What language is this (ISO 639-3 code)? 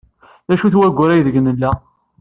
kab